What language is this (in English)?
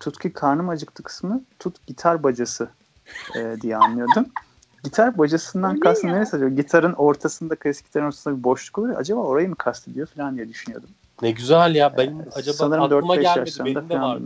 Turkish